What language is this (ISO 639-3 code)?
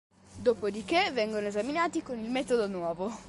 ita